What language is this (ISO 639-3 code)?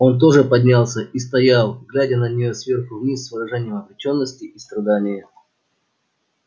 rus